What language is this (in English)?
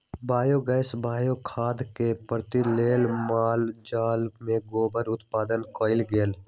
Magahi